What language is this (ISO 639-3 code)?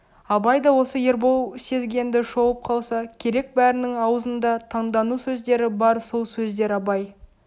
kaz